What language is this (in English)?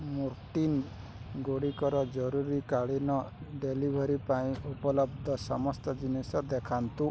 Odia